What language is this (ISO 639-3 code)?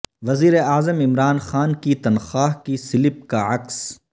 urd